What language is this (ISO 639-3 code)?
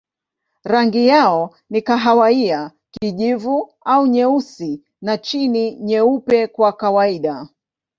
swa